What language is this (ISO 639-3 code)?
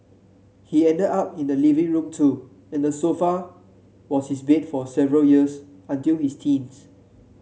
eng